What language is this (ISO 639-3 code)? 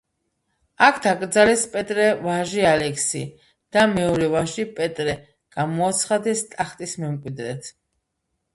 kat